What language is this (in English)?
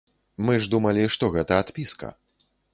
Belarusian